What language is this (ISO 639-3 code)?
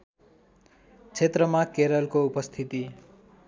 nep